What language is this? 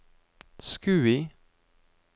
Norwegian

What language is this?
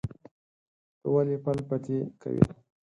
Pashto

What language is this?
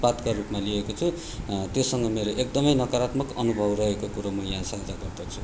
Nepali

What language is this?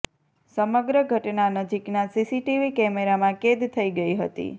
Gujarati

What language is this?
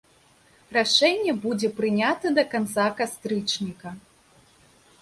Belarusian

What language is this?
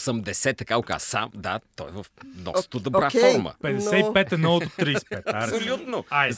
Bulgarian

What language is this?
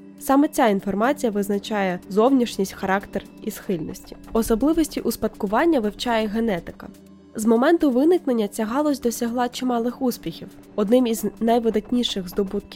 Ukrainian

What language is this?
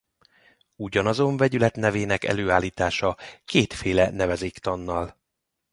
Hungarian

